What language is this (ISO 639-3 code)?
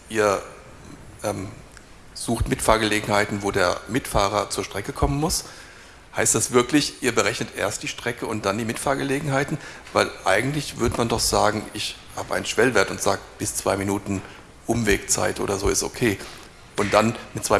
deu